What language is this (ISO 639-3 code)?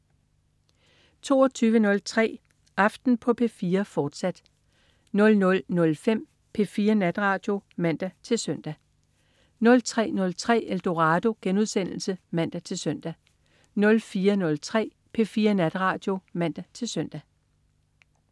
dan